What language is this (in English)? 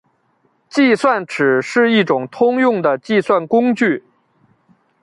Chinese